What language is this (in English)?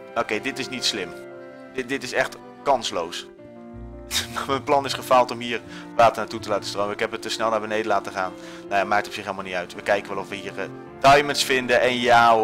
Dutch